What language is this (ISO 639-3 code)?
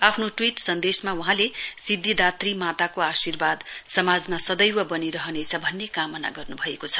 nep